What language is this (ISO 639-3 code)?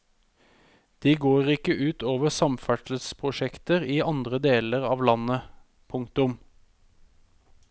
nor